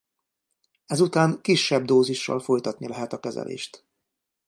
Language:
Hungarian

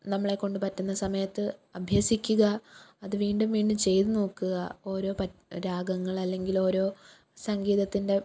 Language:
Malayalam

